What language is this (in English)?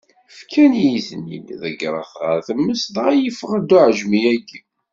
Kabyle